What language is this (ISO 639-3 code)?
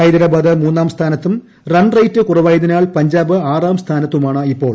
mal